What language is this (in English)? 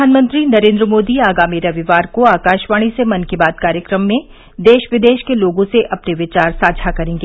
Hindi